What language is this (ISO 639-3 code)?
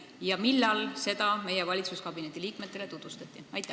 est